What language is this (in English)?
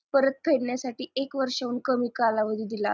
Marathi